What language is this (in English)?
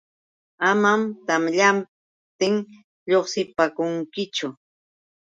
Yauyos Quechua